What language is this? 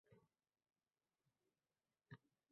Uzbek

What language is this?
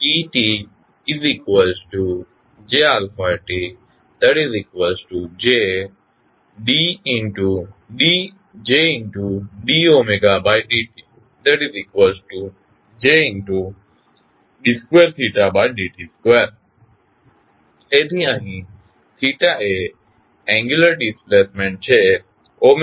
Gujarati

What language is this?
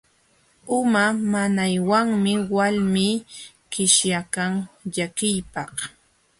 Jauja Wanca Quechua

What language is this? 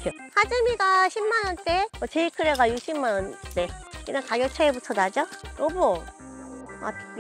Korean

